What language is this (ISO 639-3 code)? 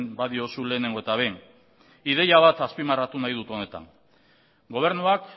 eus